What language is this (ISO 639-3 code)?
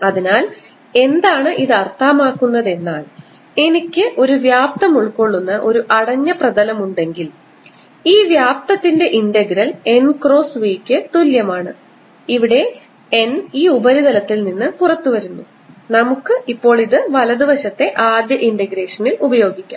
mal